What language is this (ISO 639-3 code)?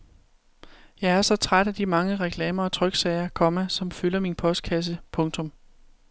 dan